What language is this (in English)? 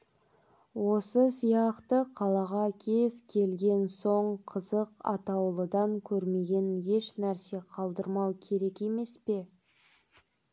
Kazakh